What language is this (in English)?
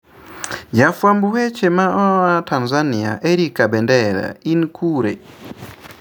Luo (Kenya and Tanzania)